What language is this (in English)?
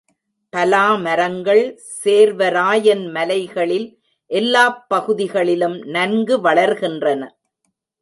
Tamil